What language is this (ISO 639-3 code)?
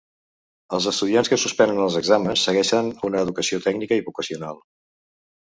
cat